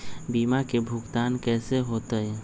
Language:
Magahi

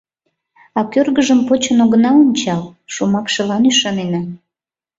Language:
Mari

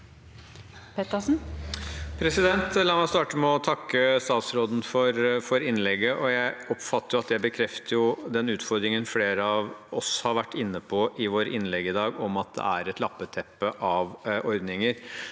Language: Norwegian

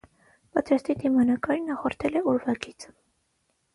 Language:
Armenian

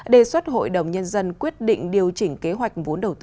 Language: Vietnamese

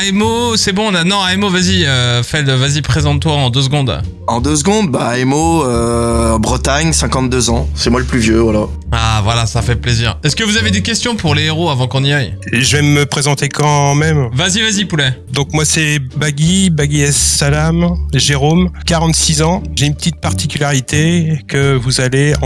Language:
French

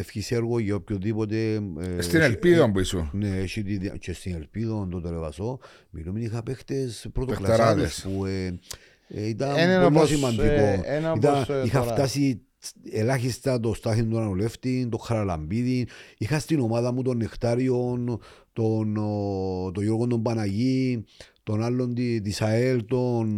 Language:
Greek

